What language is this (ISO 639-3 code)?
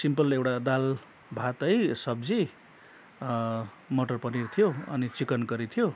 nep